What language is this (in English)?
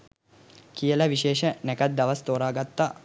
Sinhala